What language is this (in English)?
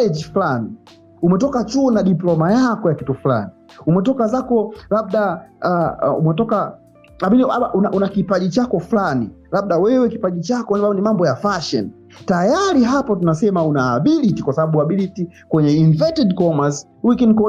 Swahili